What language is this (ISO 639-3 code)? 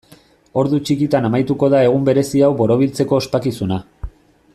eus